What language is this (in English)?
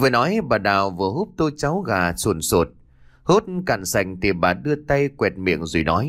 Vietnamese